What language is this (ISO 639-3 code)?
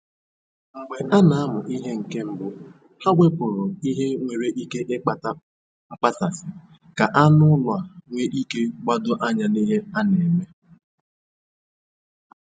ibo